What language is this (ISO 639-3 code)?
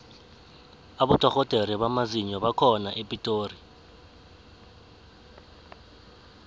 nbl